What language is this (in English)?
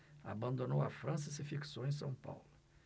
Portuguese